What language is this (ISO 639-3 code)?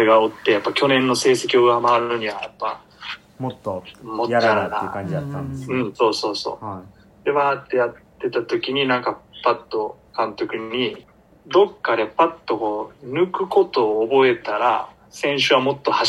jpn